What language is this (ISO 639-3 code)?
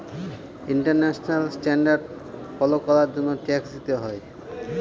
ben